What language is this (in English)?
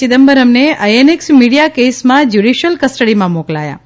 Gujarati